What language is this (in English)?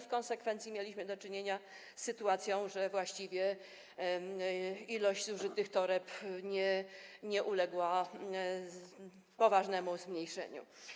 Polish